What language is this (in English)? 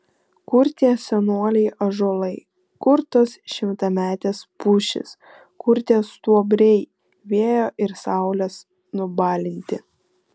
Lithuanian